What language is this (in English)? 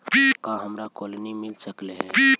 Magahi